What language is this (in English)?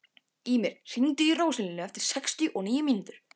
Icelandic